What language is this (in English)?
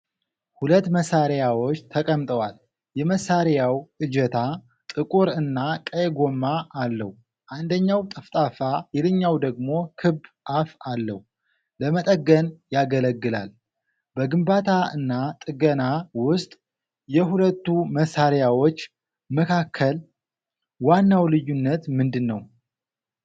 Amharic